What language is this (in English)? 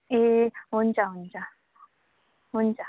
Nepali